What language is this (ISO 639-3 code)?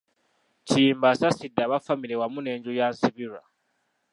lug